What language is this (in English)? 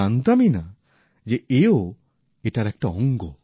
Bangla